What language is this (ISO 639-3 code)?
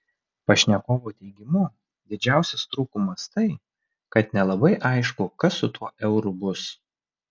lit